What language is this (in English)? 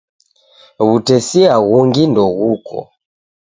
Taita